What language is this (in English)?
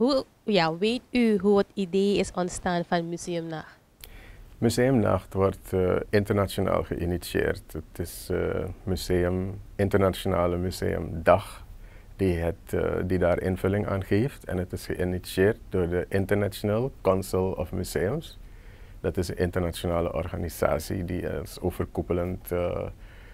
Dutch